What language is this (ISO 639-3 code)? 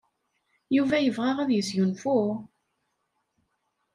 kab